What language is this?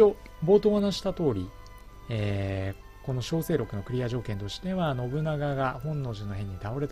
Japanese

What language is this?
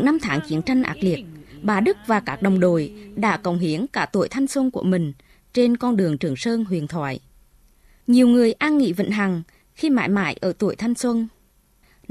Vietnamese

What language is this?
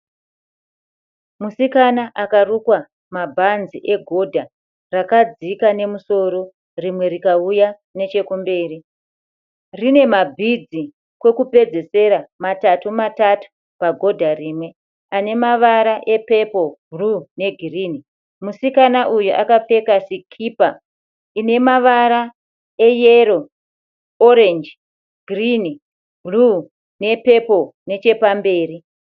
Shona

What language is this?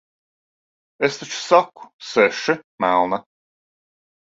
Latvian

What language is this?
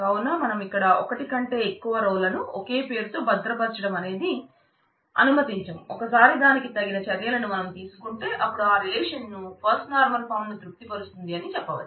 Telugu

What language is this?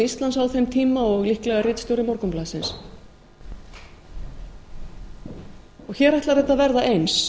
Icelandic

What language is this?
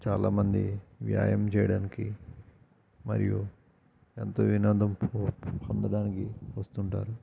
Telugu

